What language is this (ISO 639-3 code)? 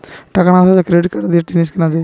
ben